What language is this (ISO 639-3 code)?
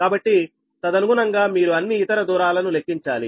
tel